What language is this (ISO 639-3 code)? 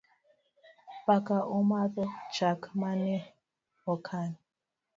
luo